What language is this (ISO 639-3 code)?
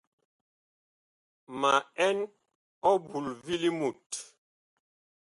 bkh